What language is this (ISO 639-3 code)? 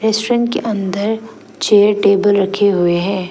hin